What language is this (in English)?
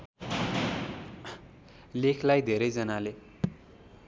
Nepali